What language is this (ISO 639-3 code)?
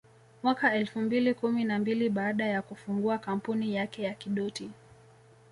swa